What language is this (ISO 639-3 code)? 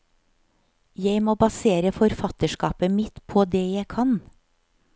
nor